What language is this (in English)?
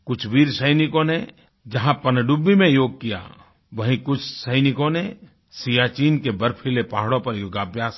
Hindi